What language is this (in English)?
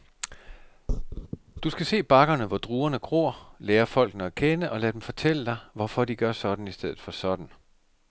Danish